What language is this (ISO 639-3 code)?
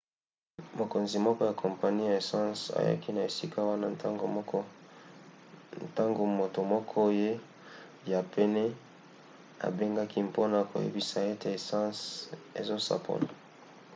lin